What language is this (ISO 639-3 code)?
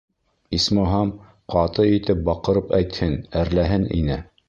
bak